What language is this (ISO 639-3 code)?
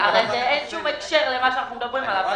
heb